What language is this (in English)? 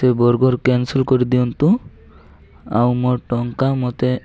Odia